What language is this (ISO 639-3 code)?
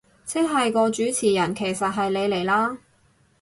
yue